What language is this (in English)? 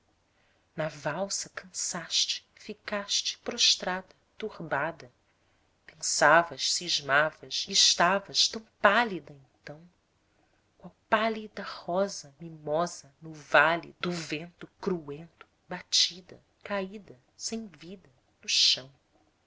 Portuguese